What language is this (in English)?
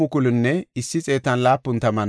Gofa